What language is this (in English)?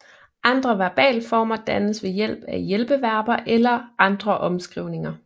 Danish